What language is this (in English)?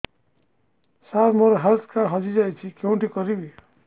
Odia